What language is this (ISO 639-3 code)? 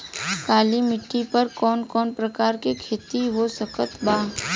bho